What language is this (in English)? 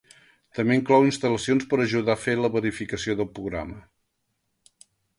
Catalan